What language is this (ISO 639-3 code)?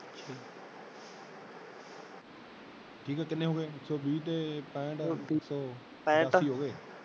pan